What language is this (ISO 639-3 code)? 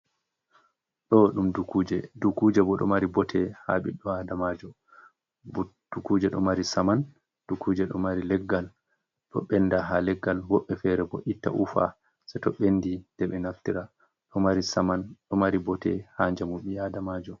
ful